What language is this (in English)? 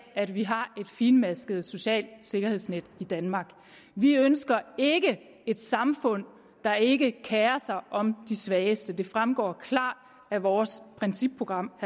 Danish